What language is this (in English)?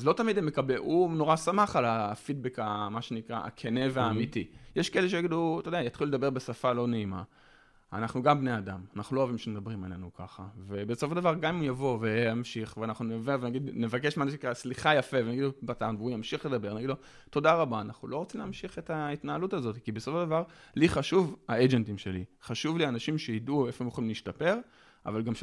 Hebrew